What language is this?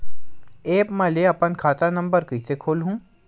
Chhattisgarhi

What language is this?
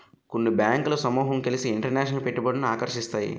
Telugu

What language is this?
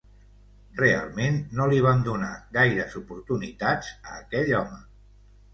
Catalan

